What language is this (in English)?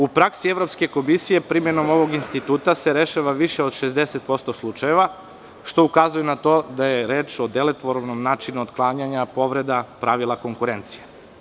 Serbian